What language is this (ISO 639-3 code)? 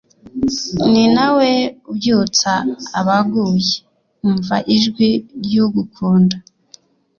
kin